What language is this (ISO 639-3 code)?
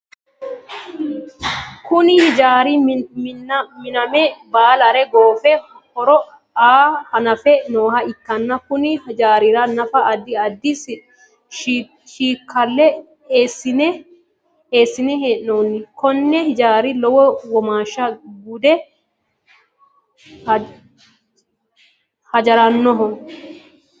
sid